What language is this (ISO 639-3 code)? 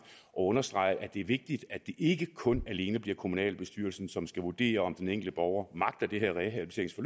dan